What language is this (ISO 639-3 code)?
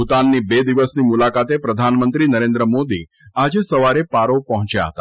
guj